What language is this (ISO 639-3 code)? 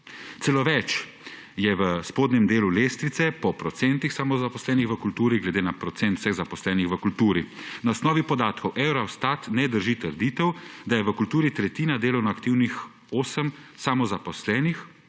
slv